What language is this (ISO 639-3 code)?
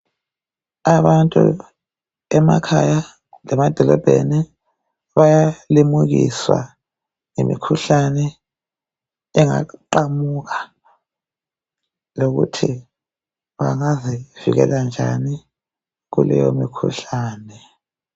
nde